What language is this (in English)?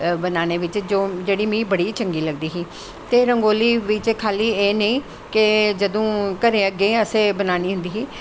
Dogri